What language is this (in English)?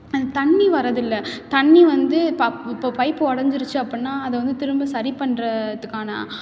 Tamil